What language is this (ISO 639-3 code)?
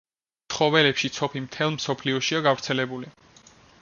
kat